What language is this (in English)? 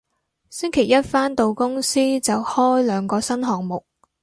Cantonese